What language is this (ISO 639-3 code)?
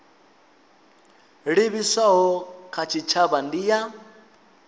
ven